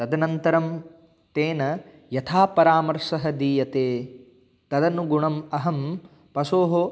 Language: Sanskrit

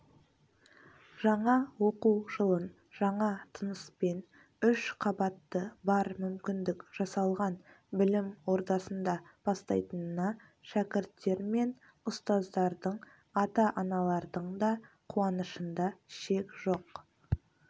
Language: Kazakh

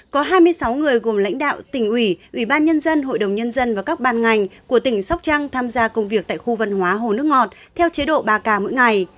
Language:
Vietnamese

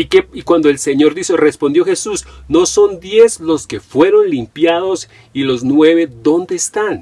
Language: Spanish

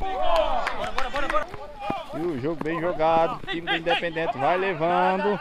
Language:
Portuguese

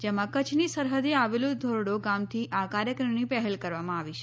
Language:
Gujarati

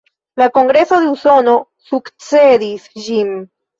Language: Esperanto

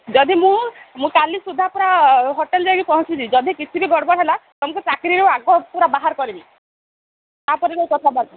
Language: Odia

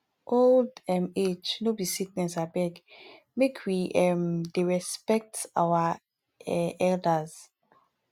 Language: Nigerian Pidgin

